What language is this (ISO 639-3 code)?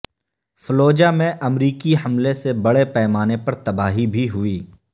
urd